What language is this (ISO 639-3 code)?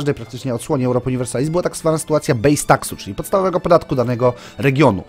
pol